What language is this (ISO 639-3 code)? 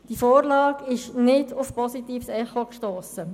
gsw